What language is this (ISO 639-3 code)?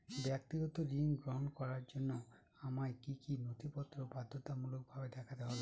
ben